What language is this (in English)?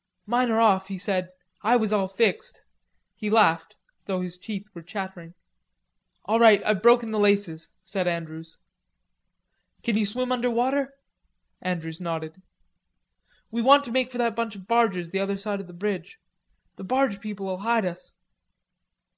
English